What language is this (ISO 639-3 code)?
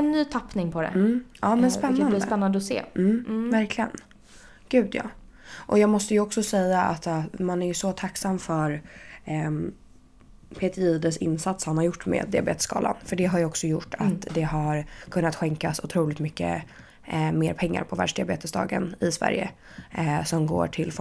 swe